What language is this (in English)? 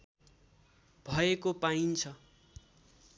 Nepali